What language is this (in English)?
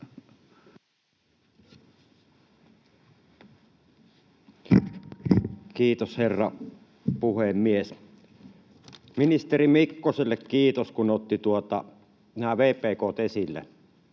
Finnish